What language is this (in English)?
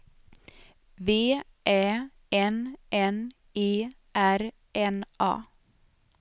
Swedish